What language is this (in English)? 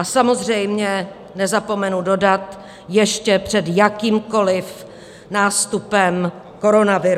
Czech